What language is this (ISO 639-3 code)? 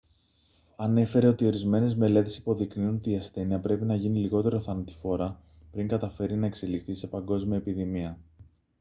ell